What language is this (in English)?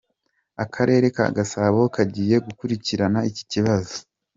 Kinyarwanda